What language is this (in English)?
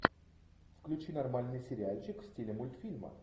Russian